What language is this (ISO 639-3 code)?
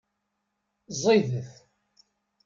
kab